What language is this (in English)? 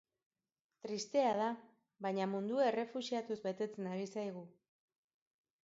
Basque